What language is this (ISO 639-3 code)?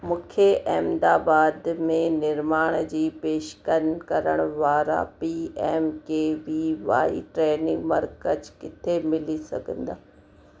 snd